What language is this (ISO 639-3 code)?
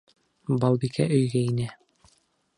bak